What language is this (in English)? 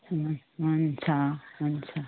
Nepali